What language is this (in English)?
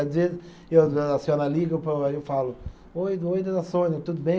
Portuguese